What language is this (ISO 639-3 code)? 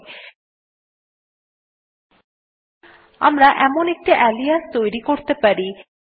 ben